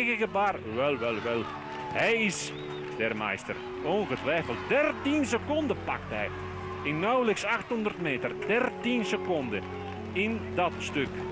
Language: Dutch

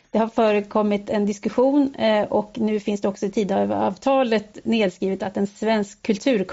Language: Swedish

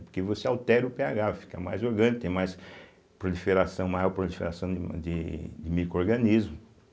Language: Portuguese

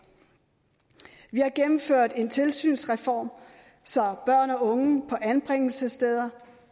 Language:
Danish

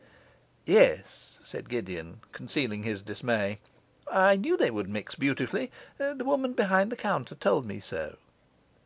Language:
English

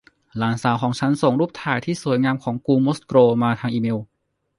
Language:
Thai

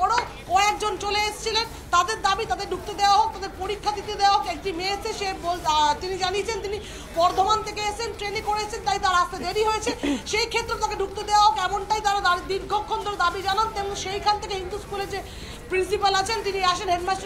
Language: Hindi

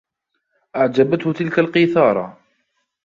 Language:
Arabic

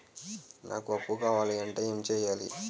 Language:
Telugu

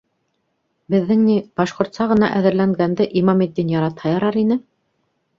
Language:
Bashkir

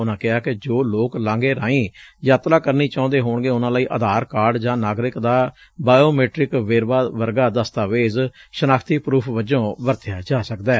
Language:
Punjabi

